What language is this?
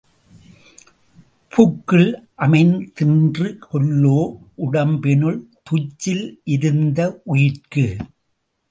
Tamil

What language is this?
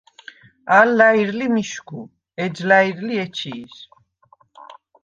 Svan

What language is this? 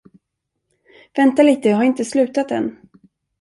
Swedish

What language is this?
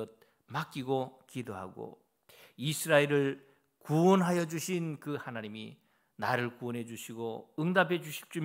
Korean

